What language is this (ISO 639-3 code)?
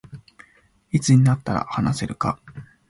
jpn